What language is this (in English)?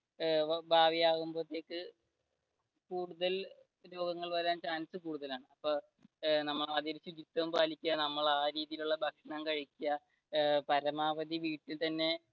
Malayalam